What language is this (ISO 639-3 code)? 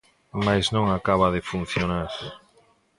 glg